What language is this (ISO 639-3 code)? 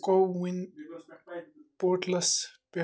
kas